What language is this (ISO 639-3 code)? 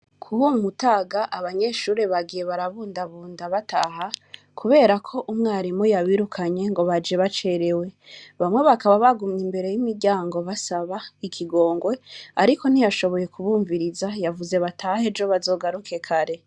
run